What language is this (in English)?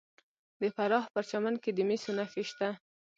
Pashto